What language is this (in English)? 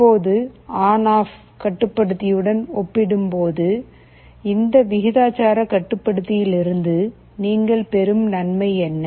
Tamil